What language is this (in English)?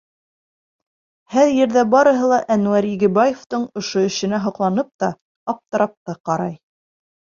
Bashkir